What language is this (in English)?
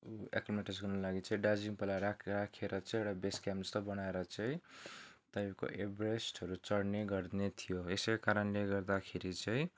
Nepali